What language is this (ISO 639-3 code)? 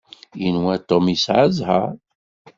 kab